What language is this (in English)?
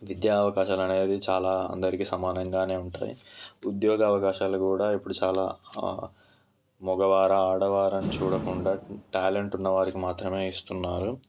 Telugu